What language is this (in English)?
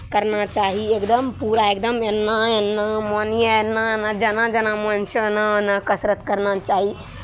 Maithili